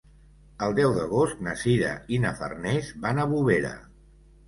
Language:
Catalan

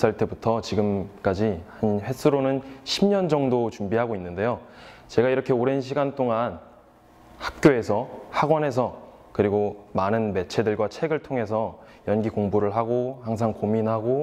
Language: Korean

